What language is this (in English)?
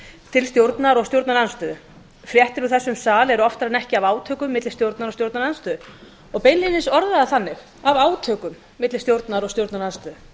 Icelandic